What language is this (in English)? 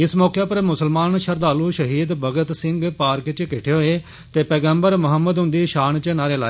Dogri